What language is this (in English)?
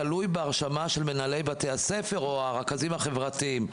Hebrew